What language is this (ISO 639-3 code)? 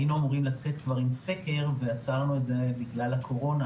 heb